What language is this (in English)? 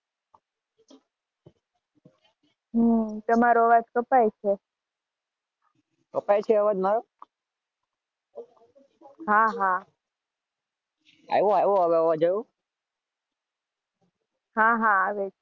Gujarati